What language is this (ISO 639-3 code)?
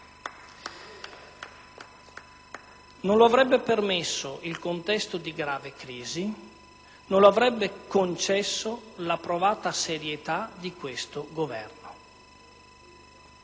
ita